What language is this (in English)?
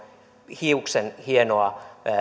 Finnish